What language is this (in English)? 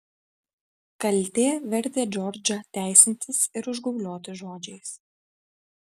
Lithuanian